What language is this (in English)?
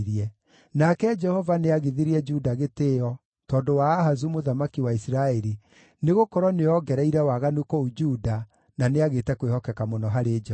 Kikuyu